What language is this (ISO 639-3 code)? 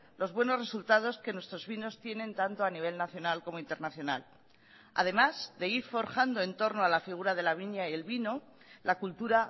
spa